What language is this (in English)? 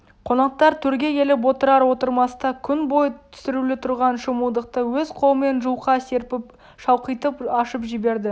Kazakh